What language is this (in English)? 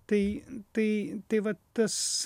Lithuanian